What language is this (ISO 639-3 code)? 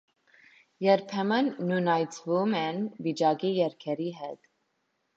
hye